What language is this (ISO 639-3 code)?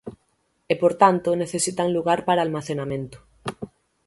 glg